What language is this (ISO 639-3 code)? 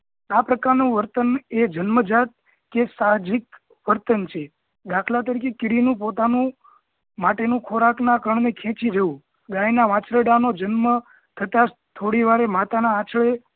guj